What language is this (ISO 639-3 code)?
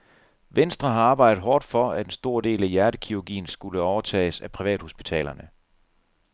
dan